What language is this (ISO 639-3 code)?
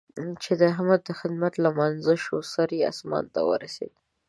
pus